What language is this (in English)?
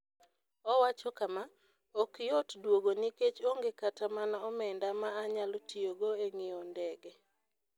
Luo (Kenya and Tanzania)